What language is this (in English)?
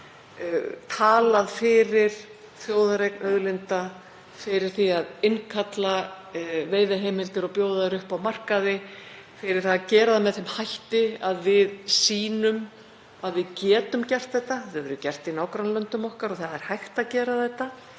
Icelandic